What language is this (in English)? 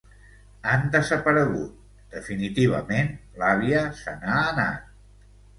Catalan